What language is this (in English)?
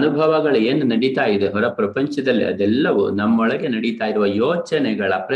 Kannada